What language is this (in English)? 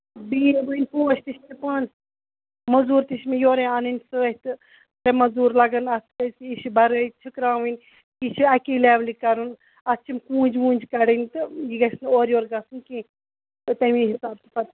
Kashmiri